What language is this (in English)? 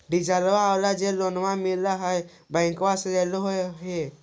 Magahi